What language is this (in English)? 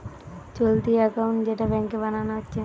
Bangla